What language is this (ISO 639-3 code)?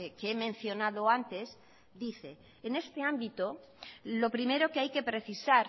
spa